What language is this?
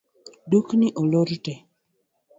Luo (Kenya and Tanzania)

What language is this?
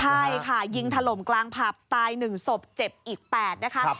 Thai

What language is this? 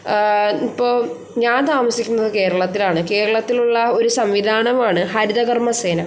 Malayalam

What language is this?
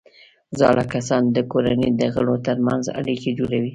Pashto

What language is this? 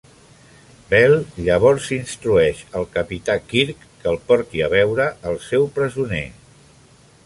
Catalan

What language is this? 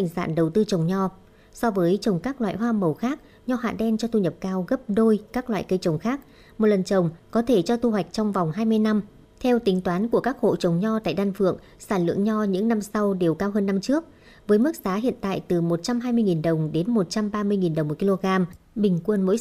Vietnamese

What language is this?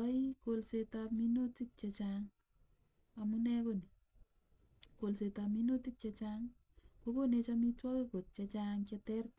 Kalenjin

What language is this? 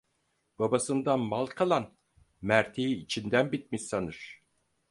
Turkish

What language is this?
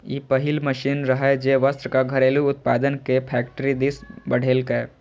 Maithili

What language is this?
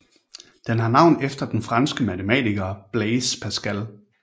Danish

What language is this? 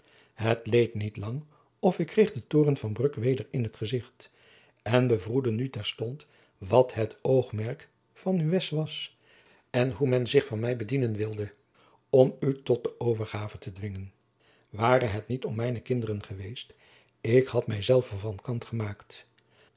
Dutch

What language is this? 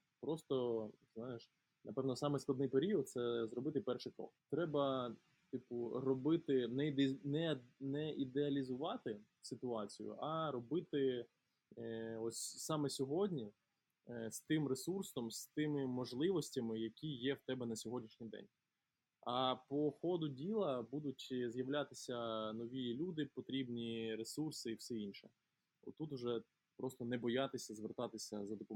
Ukrainian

